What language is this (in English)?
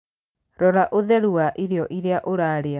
Kikuyu